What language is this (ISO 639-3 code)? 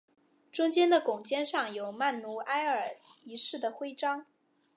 zho